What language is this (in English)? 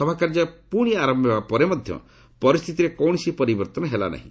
Odia